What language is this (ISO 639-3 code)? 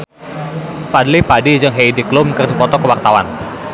sun